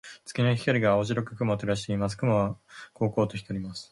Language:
Japanese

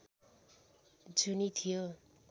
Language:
Nepali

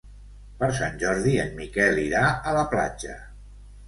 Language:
Catalan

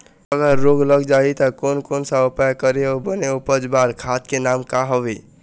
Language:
Chhattisgarhi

